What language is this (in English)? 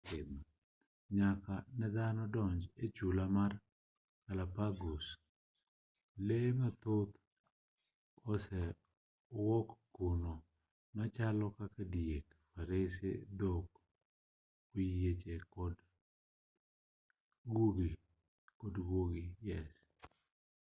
Luo (Kenya and Tanzania)